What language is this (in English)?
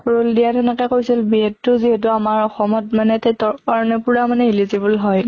Assamese